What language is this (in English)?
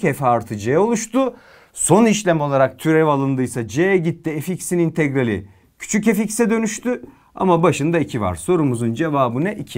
Turkish